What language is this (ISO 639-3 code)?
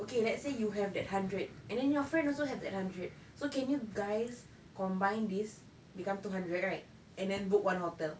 eng